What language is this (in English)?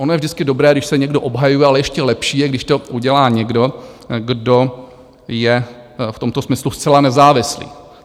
Czech